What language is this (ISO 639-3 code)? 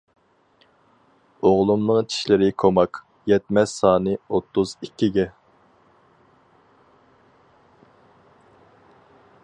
uig